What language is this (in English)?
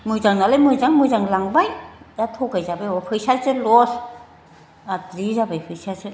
Bodo